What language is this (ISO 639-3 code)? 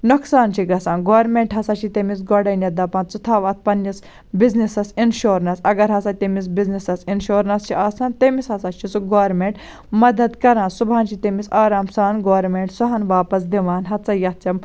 kas